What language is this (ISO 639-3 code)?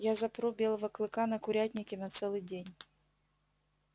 rus